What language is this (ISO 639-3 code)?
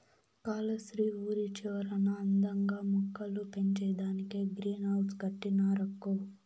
tel